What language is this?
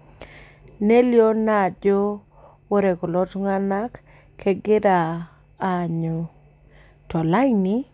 Masai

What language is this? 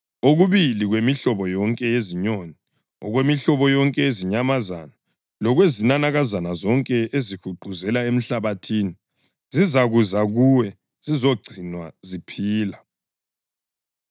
North Ndebele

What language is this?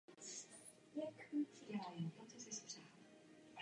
Czech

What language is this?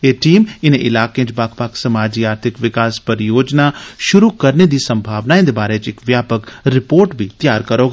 Dogri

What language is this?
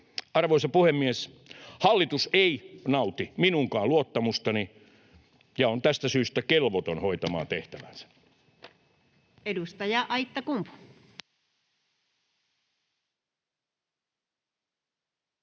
Finnish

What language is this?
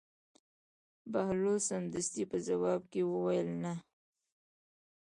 Pashto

